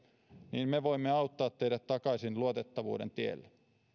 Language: Finnish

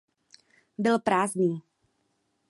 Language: Czech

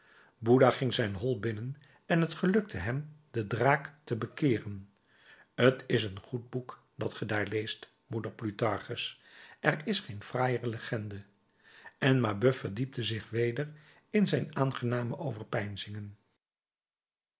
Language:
Dutch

